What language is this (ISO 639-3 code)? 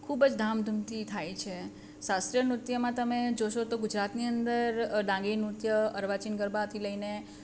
guj